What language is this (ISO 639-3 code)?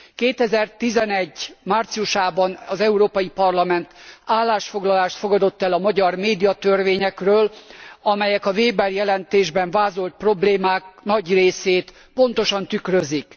hun